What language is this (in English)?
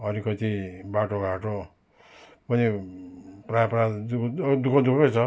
Nepali